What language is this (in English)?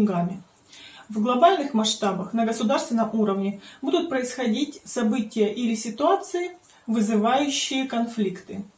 Russian